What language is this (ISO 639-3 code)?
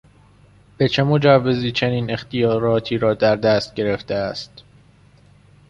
fas